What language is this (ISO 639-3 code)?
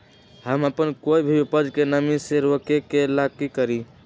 mag